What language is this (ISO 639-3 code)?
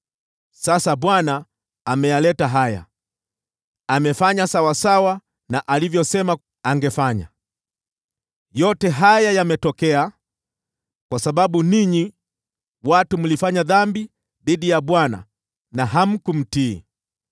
swa